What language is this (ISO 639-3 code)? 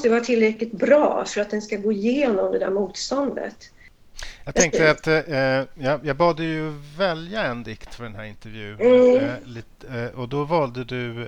swe